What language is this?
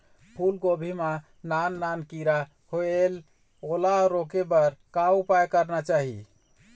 Chhattisgarhi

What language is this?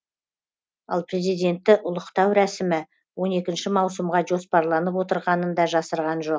Kazakh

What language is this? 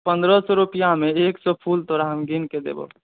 Maithili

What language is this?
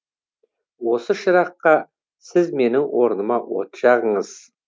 Kazakh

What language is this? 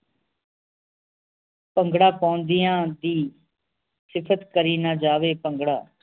Punjabi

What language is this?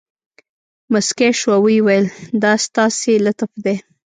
Pashto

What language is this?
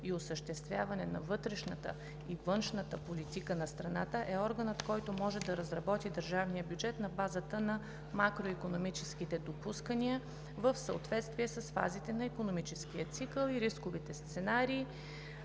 Bulgarian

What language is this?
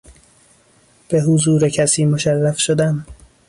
Persian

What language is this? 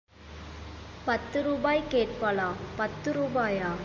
Tamil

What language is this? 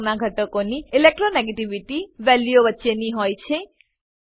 Gujarati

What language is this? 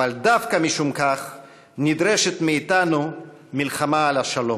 Hebrew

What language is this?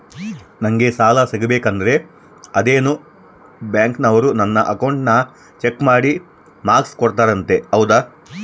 Kannada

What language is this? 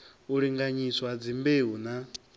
Venda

